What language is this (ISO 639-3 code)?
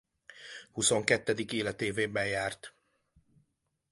hun